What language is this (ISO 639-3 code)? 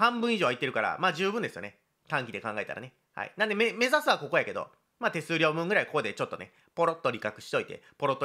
jpn